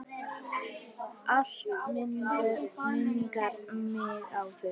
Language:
Icelandic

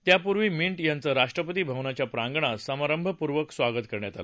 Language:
Marathi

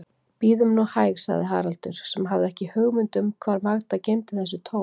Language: Icelandic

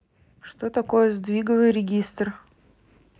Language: Russian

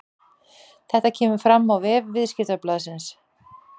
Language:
Icelandic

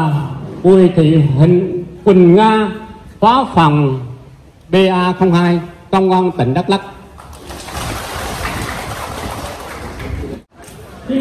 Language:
Vietnamese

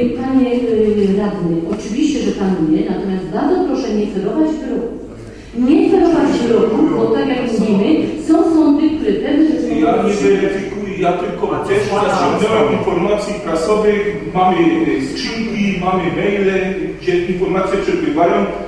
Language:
Polish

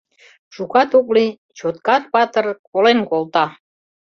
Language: Mari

